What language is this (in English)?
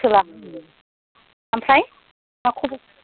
Bodo